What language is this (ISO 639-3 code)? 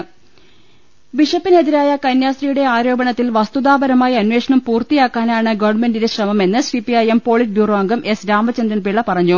mal